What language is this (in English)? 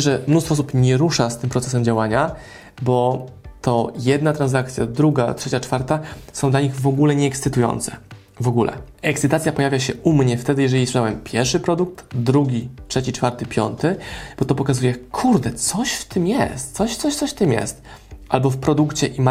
Polish